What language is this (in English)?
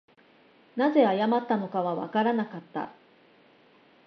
Japanese